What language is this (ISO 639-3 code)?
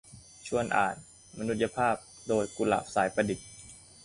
tha